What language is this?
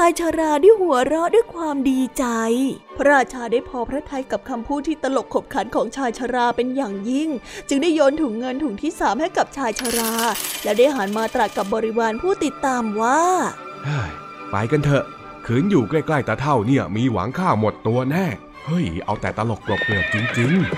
Thai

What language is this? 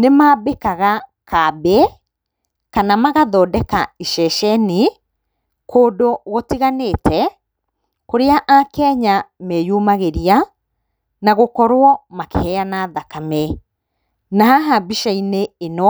Kikuyu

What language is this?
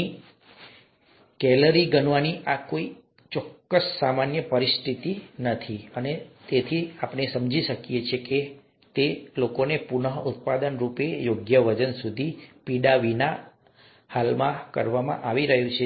Gujarati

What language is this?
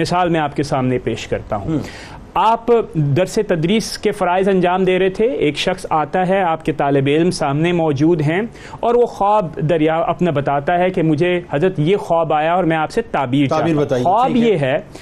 Urdu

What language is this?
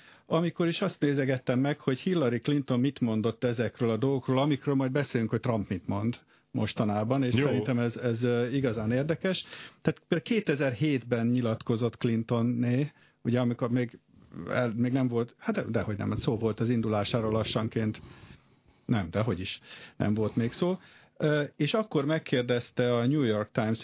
Hungarian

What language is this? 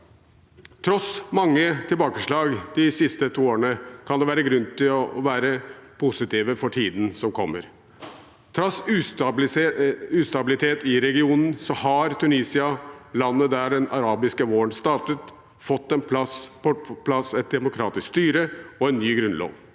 Norwegian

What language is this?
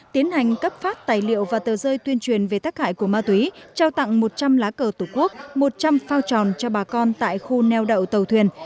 Vietnamese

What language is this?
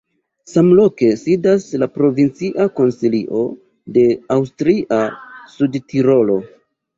Esperanto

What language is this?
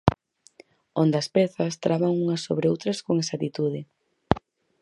Galician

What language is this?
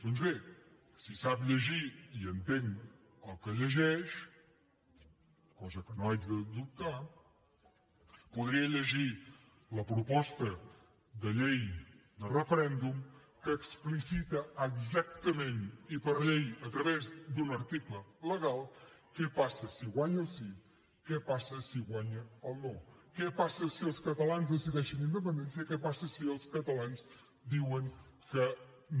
Catalan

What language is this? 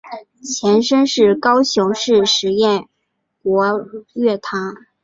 Chinese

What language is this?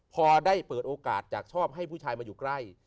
Thai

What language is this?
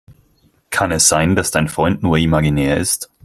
German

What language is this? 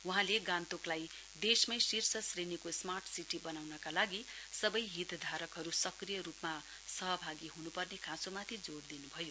Nepali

